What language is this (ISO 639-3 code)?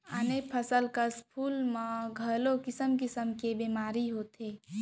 hne